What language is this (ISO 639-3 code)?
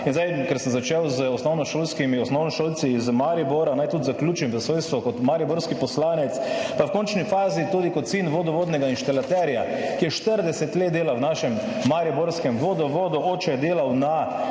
slv